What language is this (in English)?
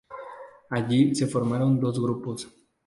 Spanish